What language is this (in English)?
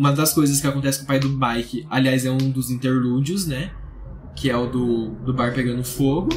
Portuguese